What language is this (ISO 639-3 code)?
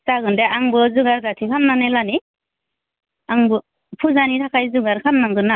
brx